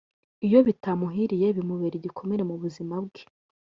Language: Kinyarwanda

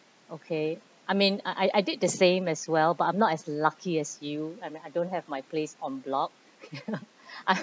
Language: English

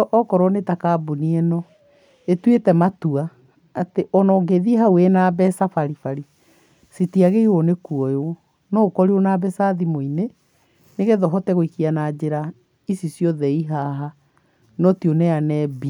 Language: Kikuyu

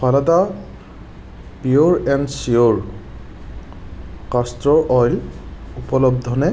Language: Assamese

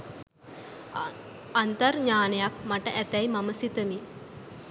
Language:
Sinhala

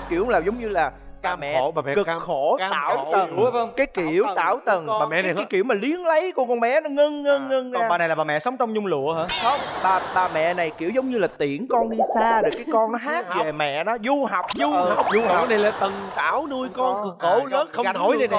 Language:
Vietnamese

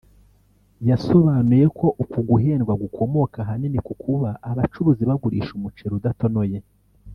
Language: Kinyarwanda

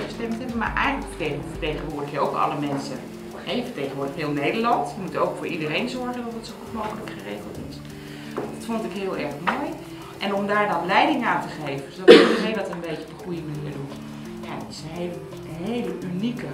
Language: Dutch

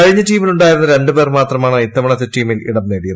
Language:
Malayalam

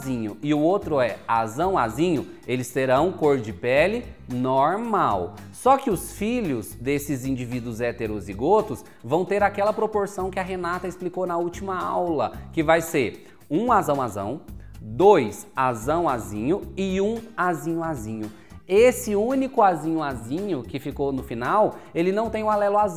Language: Portuguese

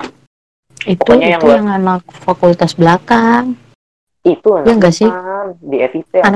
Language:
Indonesian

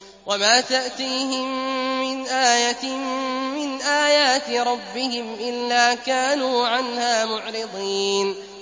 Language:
Arabic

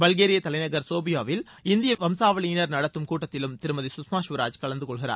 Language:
Tamil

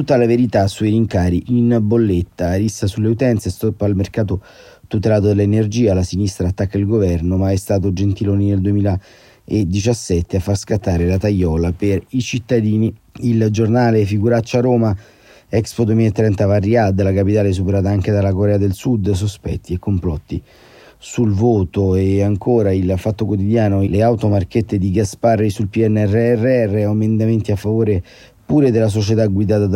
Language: Italian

